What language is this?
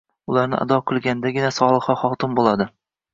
Uzbek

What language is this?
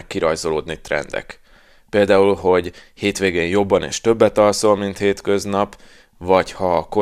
Hungarian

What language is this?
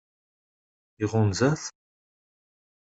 Kabyle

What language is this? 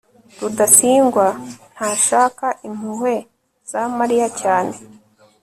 Kinyarwanda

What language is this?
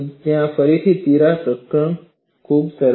Gujarati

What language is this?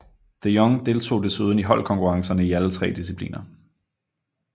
Danish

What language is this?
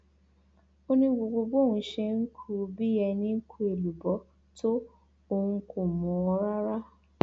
Yoruba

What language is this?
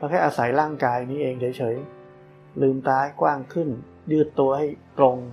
Thai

